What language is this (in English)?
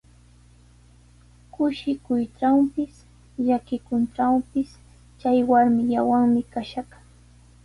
Sihuas Ancash Quechua